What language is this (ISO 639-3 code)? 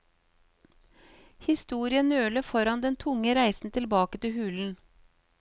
nor